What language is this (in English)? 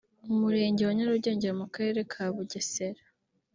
Kinyarwanda